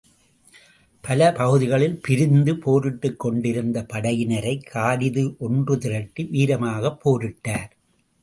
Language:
Tamil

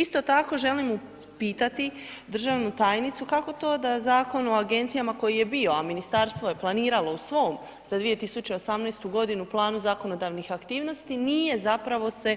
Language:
Croatian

